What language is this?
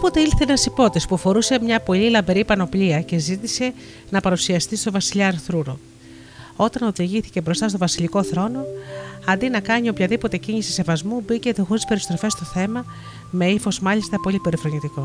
Greek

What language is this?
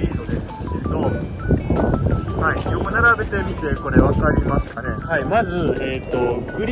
Japanese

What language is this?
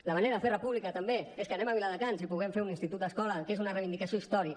Catalan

